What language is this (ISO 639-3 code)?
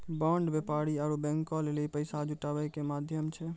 mai